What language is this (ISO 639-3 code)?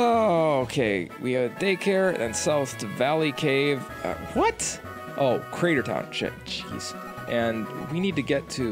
eng